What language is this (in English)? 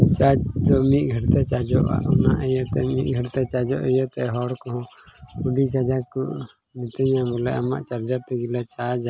Santali